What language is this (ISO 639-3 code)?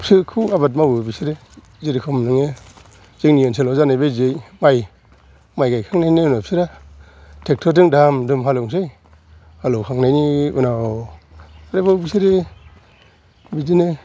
brx